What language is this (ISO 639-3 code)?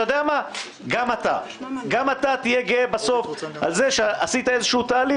heb